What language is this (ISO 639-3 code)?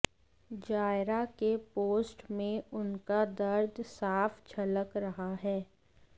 hin